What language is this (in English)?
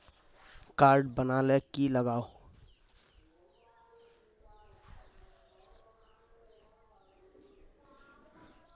Magahi